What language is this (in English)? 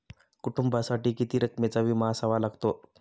Marathi